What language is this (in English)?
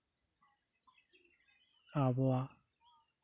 Santali